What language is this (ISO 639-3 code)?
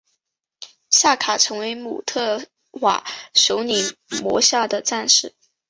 zho